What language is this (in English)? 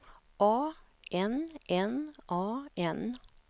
Swedish